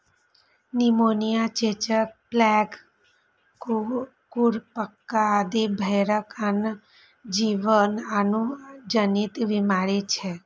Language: Maithili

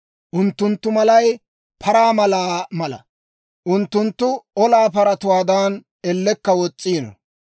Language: Dawro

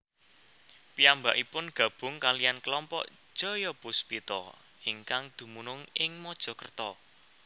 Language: Javanese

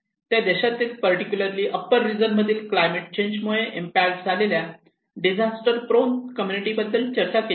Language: Marathi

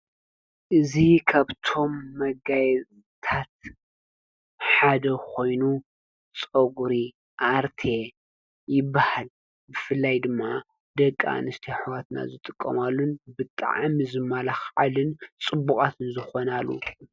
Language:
Tigrinya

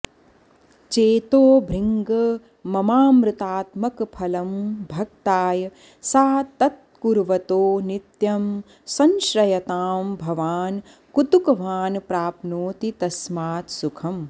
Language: Sanskrit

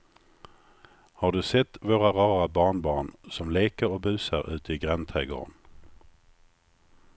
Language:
Swedish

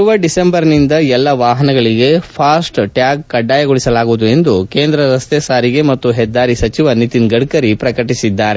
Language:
Kannada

